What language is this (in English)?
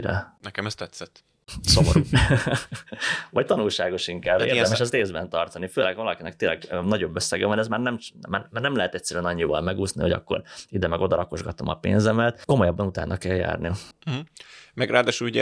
Hungarian